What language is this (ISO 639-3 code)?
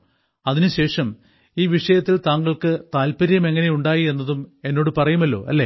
mal